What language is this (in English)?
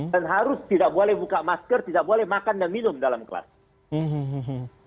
Indonesian